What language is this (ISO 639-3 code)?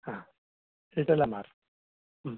kan